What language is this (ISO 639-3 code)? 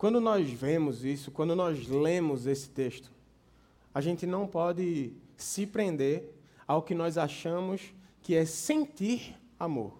por